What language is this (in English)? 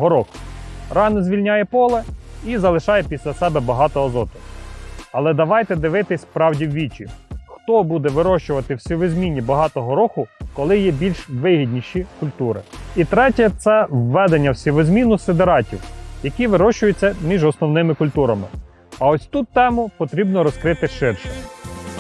Ukrainian